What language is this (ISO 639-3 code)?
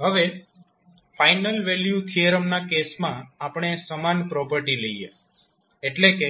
guj